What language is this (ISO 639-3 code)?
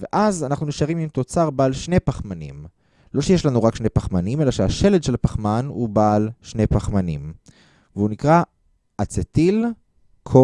heb